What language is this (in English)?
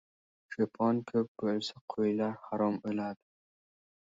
Uzbek